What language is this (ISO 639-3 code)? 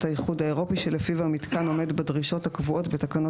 heb